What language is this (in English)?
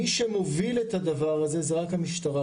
Hebrew